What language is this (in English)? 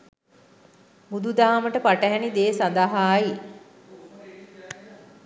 Sinhala